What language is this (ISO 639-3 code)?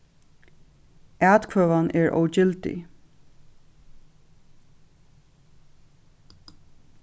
fao